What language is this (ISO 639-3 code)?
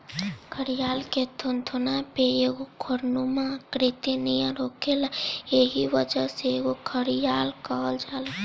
bho